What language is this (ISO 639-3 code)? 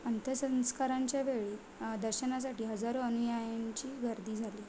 mar